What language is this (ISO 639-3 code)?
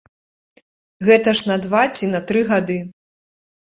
bel